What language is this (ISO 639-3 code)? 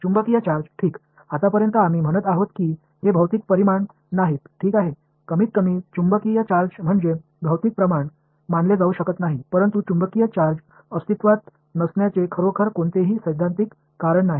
mar